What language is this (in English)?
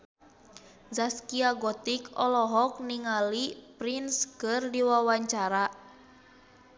Sundanese